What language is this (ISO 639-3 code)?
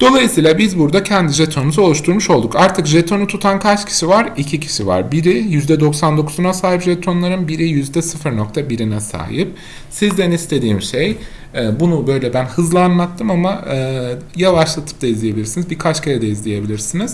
tur